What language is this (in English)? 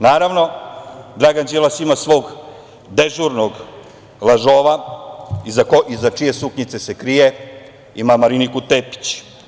Serbian